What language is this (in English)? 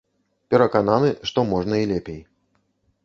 Belarusian